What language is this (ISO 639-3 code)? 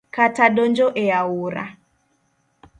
luo